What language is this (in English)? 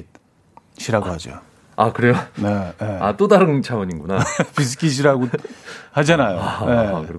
Korean